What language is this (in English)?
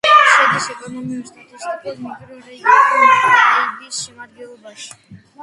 Georgian